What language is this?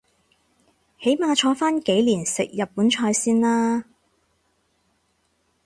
Cantonese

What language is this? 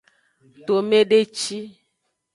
Aja (Benin)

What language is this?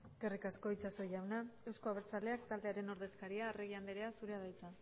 Basque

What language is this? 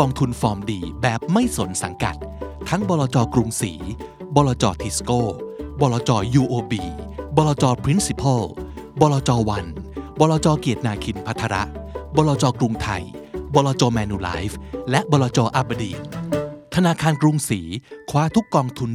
Thai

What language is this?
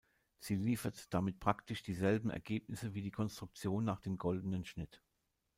German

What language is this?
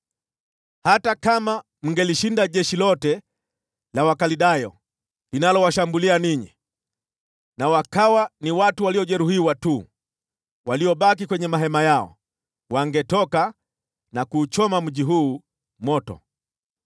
Swahili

